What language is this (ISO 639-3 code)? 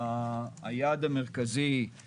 heb